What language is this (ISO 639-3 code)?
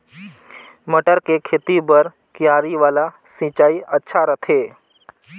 hne